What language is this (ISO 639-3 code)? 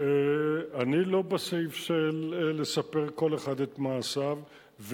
heb